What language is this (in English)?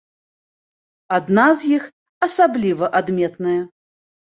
Belarusian